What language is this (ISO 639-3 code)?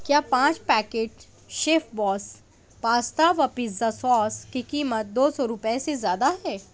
urd